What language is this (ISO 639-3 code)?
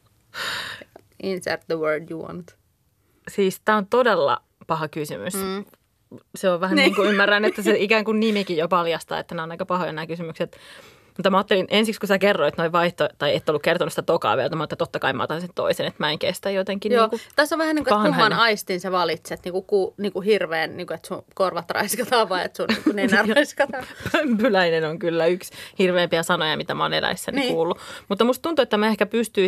fin